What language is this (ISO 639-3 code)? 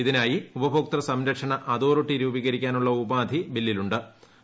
mal